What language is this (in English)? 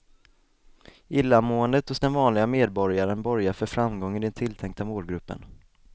Swedish